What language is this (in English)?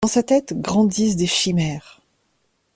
French